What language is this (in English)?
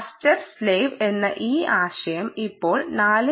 Malayalam